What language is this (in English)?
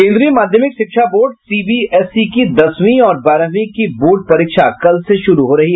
Hindi